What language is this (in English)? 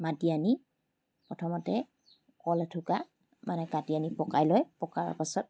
Assamese